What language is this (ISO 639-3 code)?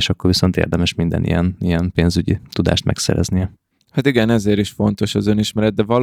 hun